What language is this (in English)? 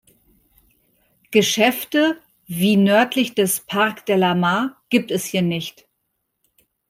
German